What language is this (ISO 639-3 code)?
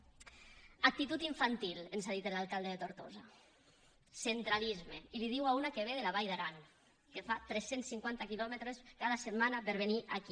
cat